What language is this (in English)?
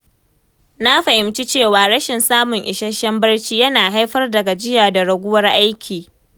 Hausa